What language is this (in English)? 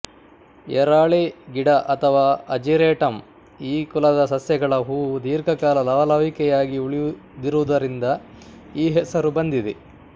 Kannada